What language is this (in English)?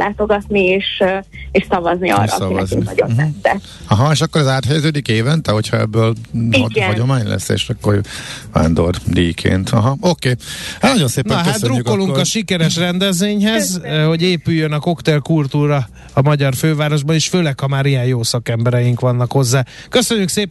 Hungarian